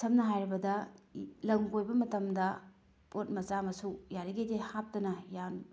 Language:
Manipuri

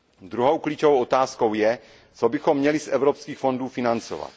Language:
Czech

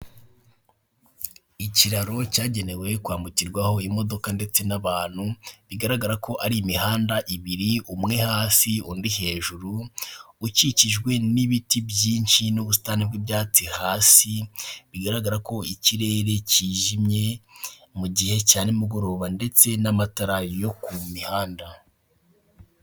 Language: Kinyarwanda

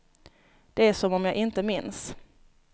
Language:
Swedish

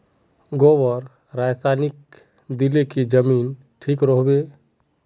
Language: Magahi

